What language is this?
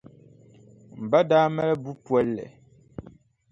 Dagbani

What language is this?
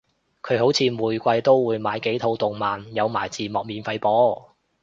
Cantonese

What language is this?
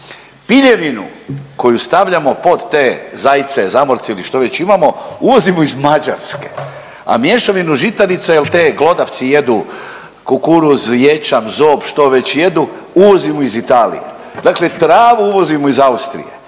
Croatian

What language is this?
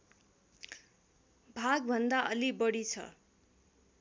Nepali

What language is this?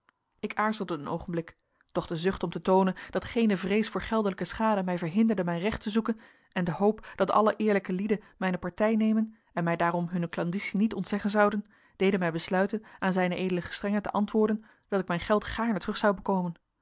Dutch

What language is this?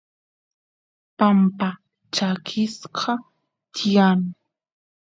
Santiago del Estero Quichua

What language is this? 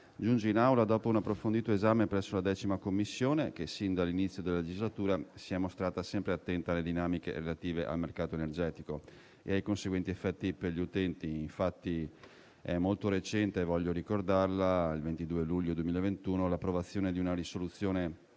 Italian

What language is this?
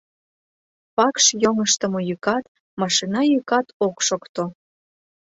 Mari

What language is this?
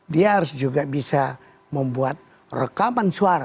Indonesian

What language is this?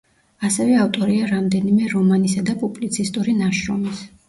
Georgian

